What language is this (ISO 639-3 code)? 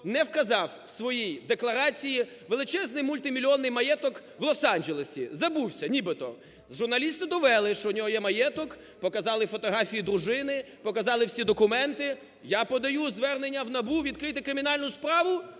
ukr